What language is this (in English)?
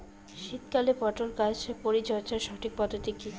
Bangla